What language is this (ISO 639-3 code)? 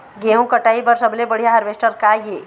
hne